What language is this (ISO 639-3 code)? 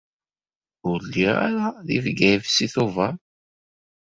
kab